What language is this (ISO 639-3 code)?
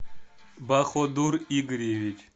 rus